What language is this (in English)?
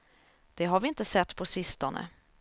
Swedish